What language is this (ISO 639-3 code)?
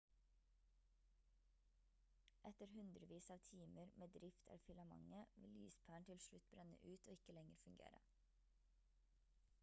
nob